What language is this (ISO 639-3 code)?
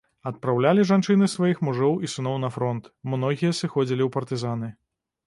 bel